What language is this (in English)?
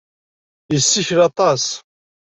Kabyle